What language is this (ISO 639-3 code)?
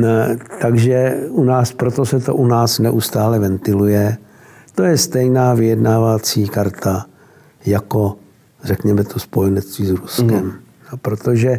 ces